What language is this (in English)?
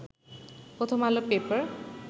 Bangla